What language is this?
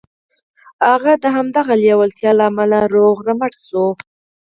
Pashto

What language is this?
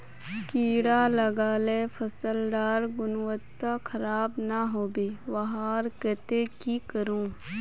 Magahi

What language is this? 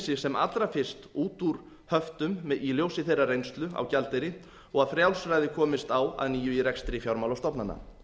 Icelandic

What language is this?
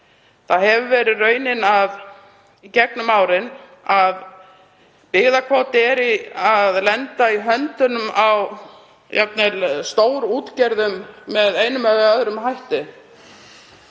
Icelandic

